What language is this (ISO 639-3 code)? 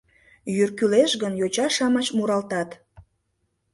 chm